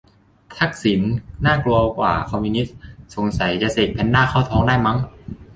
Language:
Thai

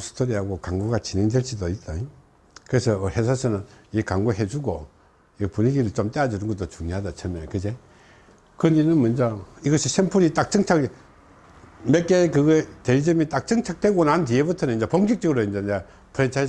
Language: Korean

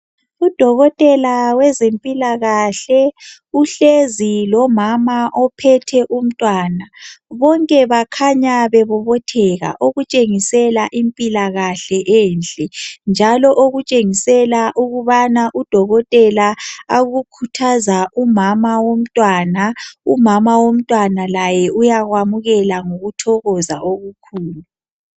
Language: North Ndebele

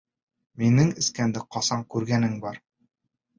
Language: Bashkir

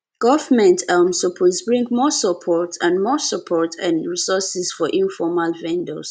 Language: Nigerian Pidgin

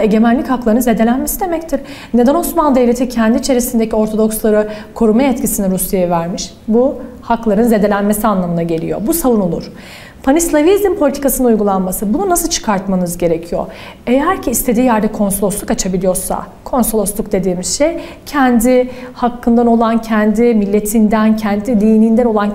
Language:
Turkish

